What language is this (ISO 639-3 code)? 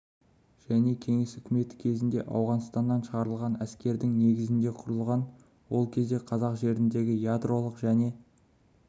kaz